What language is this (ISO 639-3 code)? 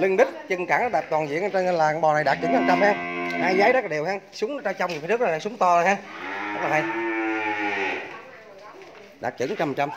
vie